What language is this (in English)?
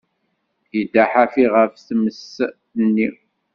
Kabyle